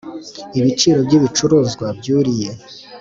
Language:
Kinyarwanda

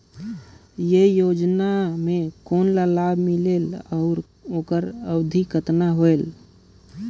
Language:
Chhattisgarhi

